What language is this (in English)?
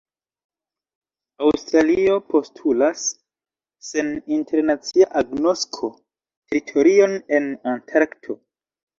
Esperanto